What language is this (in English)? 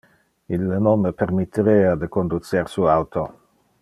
Interlingua